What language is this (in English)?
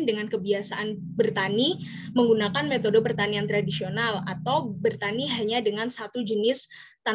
Indonesian